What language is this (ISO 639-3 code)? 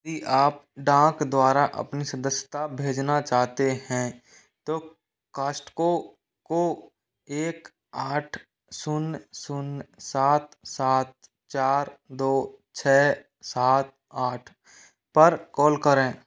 hin